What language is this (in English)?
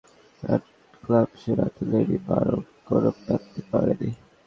Bangla